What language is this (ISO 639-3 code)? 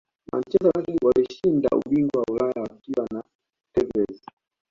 swa